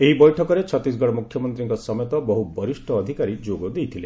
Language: Odia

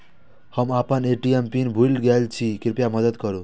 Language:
Maithili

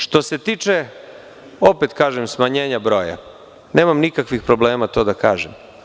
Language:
Serbian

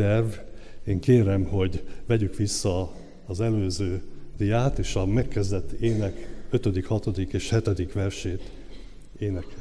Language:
Hungarian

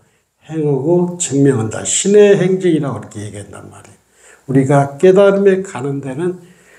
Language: Korean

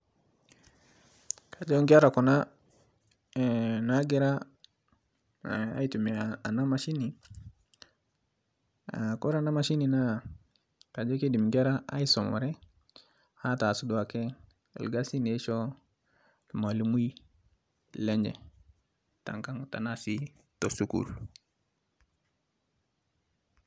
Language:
Masai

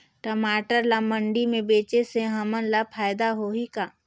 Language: Chhattisgarhi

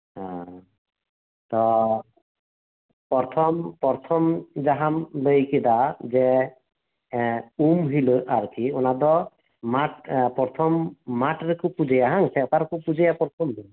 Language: Santali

